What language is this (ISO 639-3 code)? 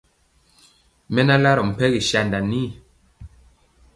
mcx